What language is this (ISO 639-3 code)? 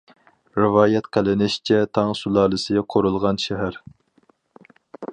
uig